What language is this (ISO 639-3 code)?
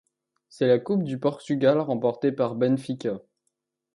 fra